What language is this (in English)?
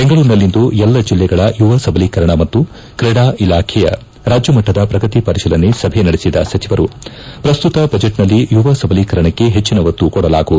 Kannada